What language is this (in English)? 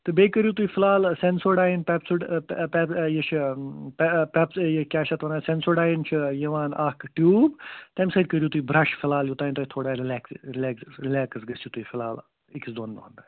Kashmiri